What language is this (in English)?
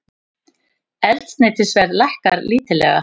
Icelandic